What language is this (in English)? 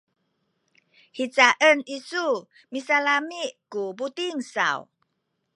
Sakizaya